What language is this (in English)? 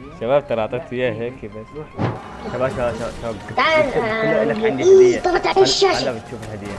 Arabic